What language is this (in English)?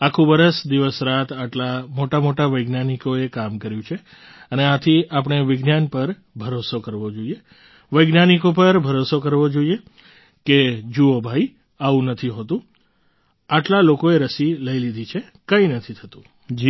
Gujarati